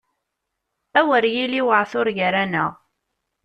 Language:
Kabyle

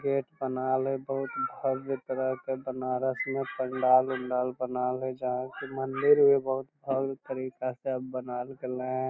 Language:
Magahi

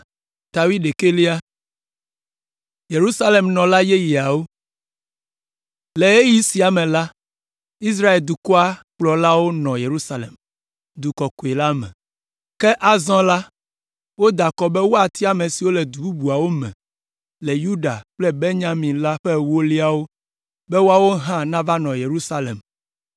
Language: Ewe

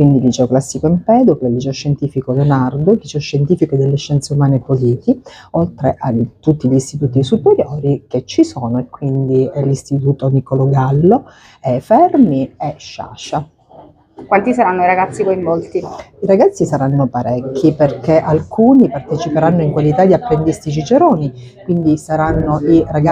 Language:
Italian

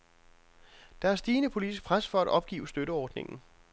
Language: Danish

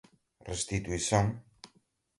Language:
Portuguese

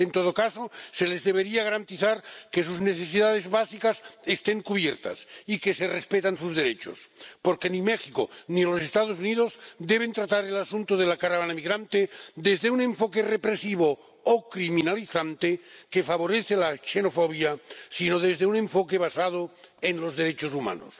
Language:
Spanish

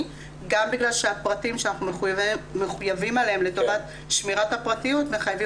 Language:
Hebrew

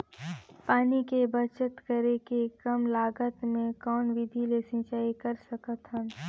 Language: Chhattisgarhi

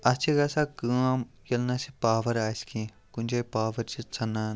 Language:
Kashmiri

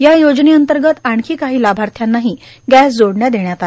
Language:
Marathi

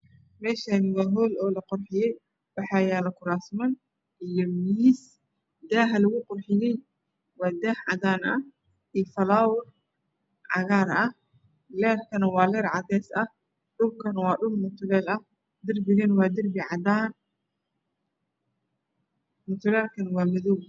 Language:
Somali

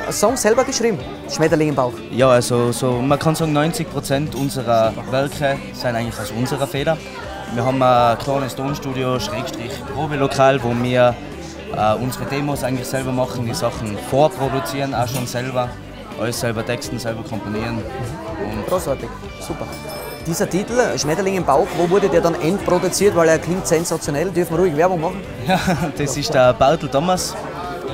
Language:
German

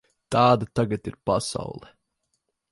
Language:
Latvian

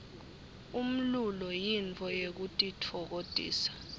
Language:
Swati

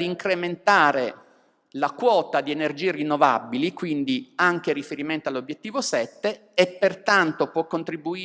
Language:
Italian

